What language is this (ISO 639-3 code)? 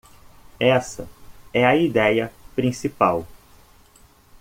por